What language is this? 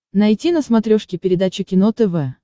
Russian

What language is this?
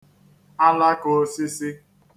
Igbo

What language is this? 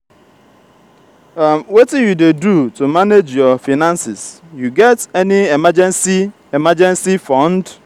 Nigerian Pidgin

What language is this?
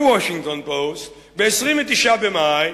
Hebrew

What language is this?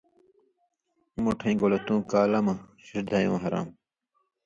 Indus Kohistani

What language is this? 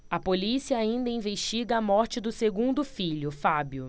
Portuguese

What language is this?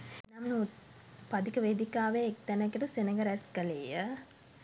Sinhala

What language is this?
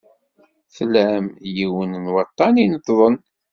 Kabyle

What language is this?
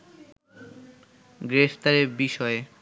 Bangla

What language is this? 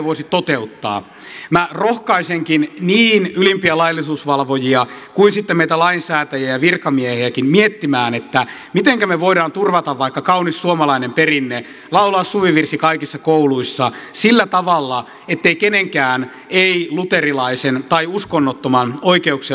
Finnish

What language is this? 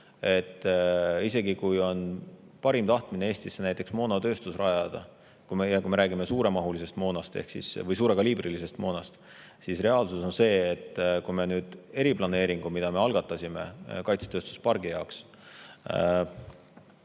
Estonian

